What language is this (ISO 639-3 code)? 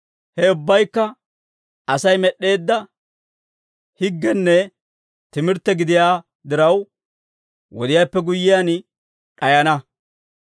dwr